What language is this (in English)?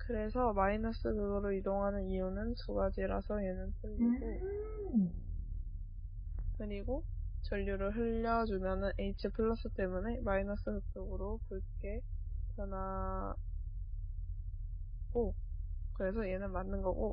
Korean